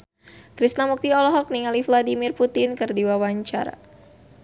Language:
Sundanese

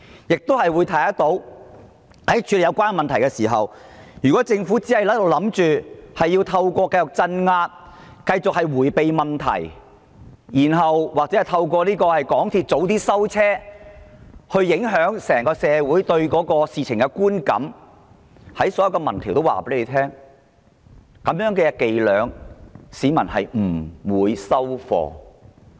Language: Cantonese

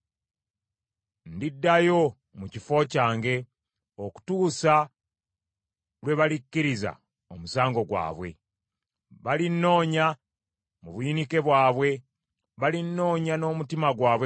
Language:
Ganda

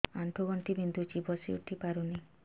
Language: Odia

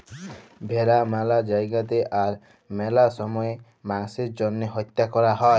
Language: Bangla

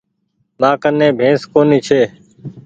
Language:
Goaria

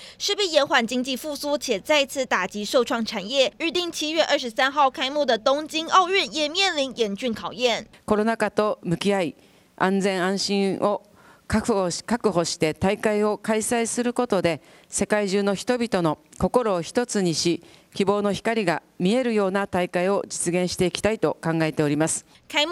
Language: Chinese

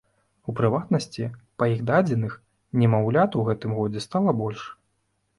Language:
Belarusian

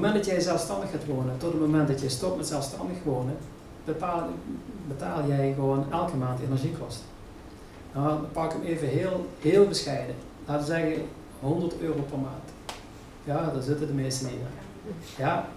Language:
Dutch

